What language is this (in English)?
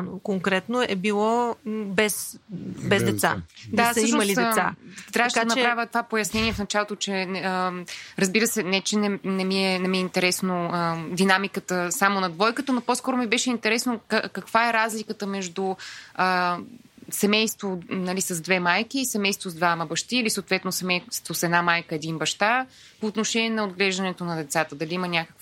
Bulgarian